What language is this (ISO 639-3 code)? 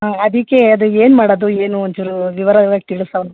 kan